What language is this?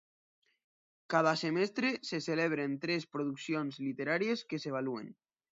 Catalan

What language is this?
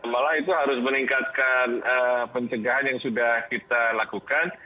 Indonesian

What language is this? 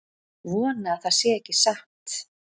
Icelandic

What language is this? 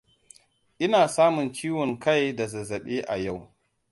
Hausa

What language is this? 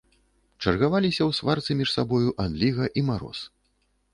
Belarusian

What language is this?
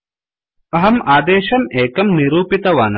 Sanskrit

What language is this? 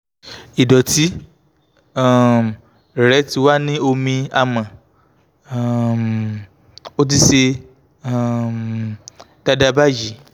Yoruba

